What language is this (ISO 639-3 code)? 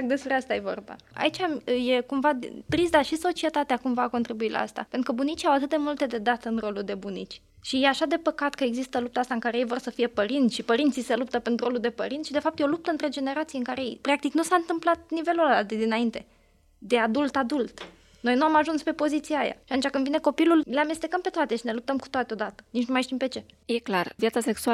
ron